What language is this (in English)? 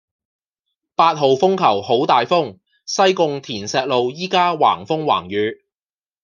Cantonese